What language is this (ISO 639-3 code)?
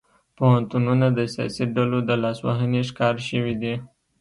pus